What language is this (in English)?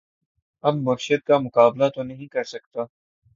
Urdu